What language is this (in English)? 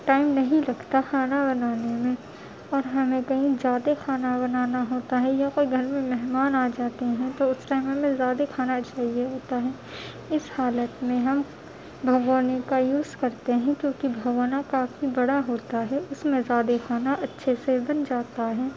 Urdu